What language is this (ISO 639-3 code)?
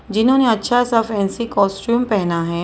hin